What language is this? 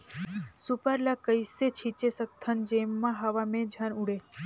Chhattisgarhi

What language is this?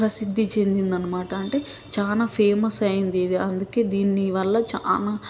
Telugu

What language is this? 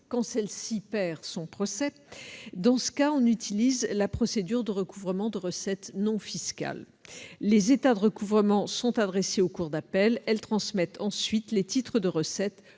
French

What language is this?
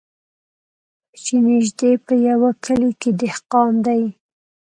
Pashto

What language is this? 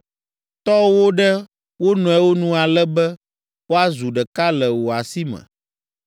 Ewe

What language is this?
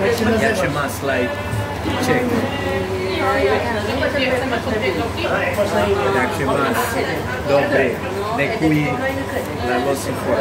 English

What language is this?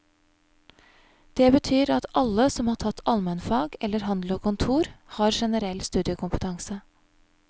Norwegian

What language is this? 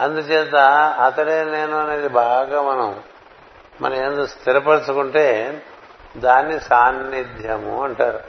Telugu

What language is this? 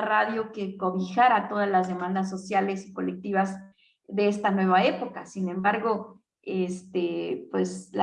Spanish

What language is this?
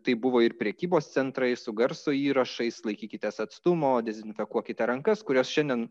Lithuanian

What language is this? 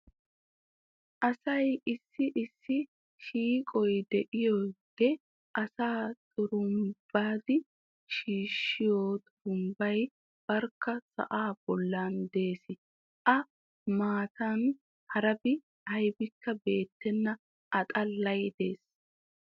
Wolaytta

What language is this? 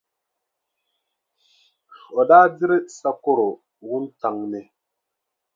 Dagbani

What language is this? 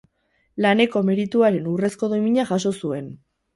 Basque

